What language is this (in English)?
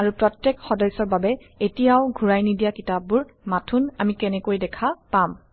Assamese